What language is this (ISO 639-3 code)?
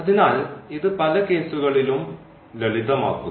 mal